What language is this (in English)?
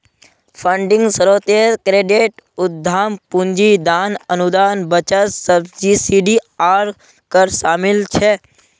Magahi